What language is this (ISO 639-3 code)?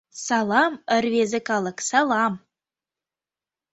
chm